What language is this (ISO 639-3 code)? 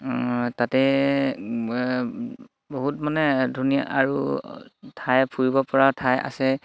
asm